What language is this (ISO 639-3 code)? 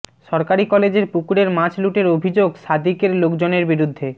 ben